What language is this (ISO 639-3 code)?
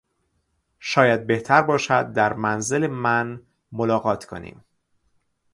fas